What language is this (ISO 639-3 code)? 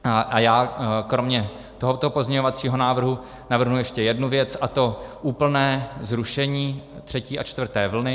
ces